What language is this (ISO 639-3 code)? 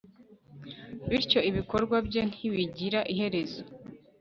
kin